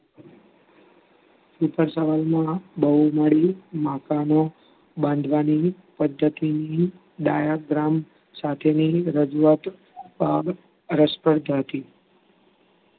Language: Gujarati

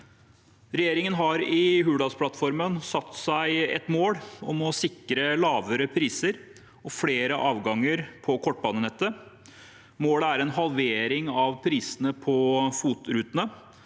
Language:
Norwegian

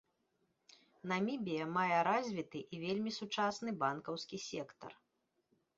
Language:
Belarusian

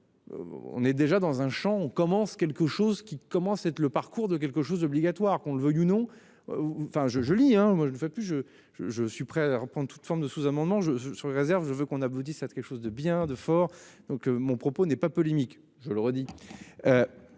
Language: French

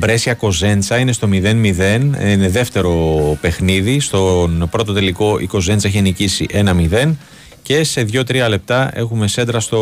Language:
Greek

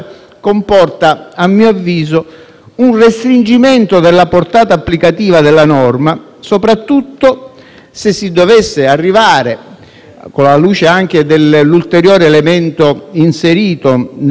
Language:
Italian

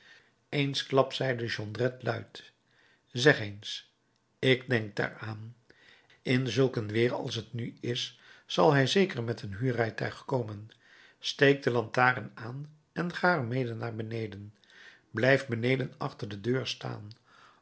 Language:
Dutch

